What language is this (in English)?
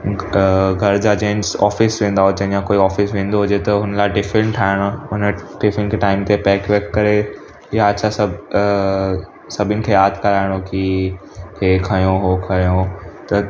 Sindhi